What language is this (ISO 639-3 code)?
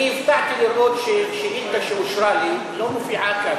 heb